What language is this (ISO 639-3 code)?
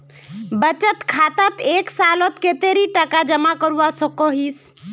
mag